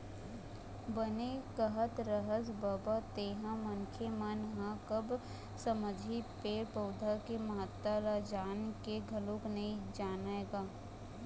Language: Chhattisgarhi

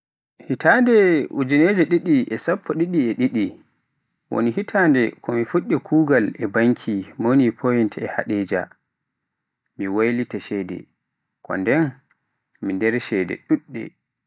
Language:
Pular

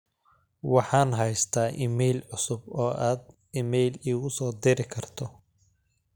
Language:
Somali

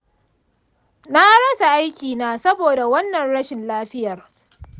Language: Hausa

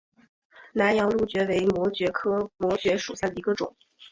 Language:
Chinese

